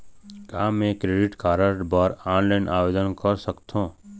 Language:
Chhattisgarhi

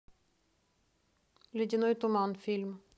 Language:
Russian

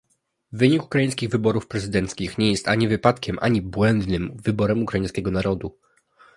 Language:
Polish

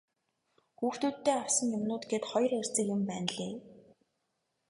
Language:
Mongolian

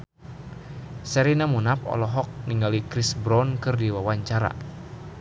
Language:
Sundanese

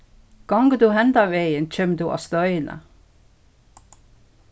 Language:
Faroese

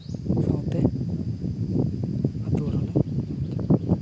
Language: Santali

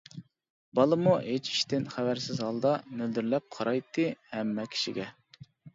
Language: Uyghur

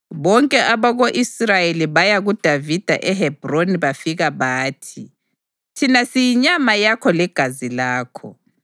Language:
North Ndebele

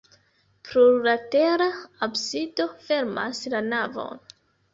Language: Esperanto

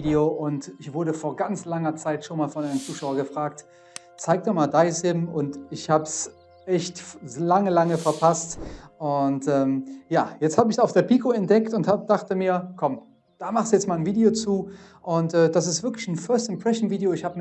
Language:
German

